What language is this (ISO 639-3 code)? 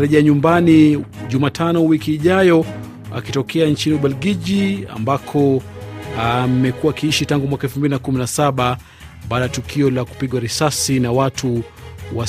swa